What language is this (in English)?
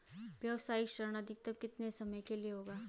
Hindi